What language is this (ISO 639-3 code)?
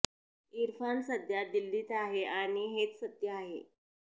mar